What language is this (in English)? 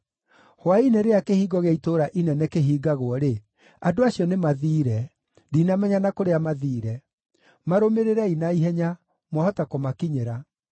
Kikuyu